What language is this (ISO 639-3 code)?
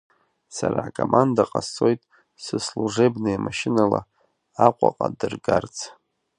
abk